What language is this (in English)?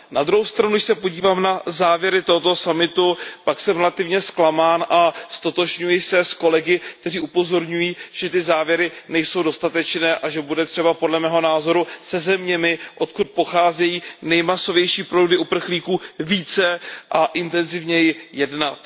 Czech